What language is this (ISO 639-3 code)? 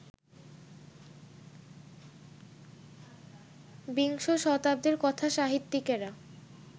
ben